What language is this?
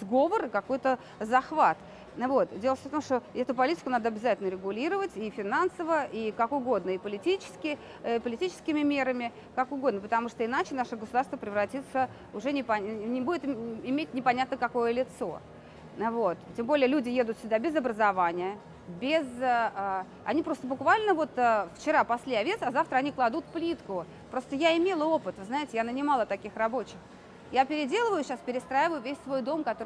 Russian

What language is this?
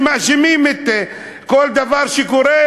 Hebrew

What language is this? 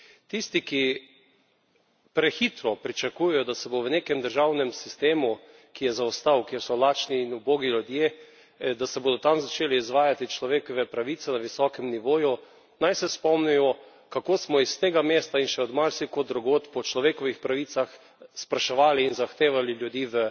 Slovenian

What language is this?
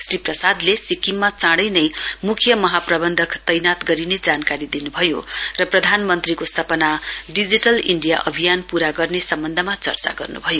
Nepali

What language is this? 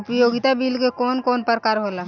Bhojpuri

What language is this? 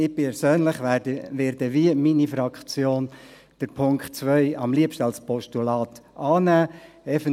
Swiss German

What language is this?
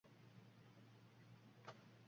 Uzbek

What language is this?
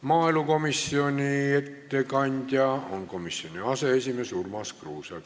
Estonian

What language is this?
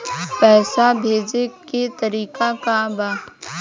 Bhojpuri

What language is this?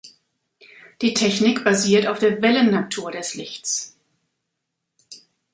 German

